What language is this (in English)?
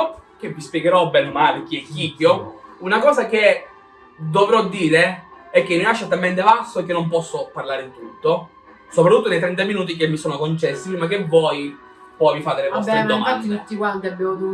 Italian